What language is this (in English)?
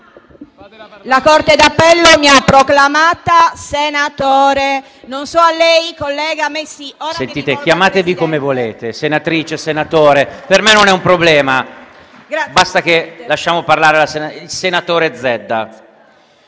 Italian